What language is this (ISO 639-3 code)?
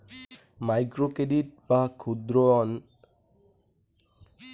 ben